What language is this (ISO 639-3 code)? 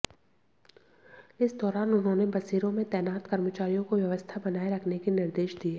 hin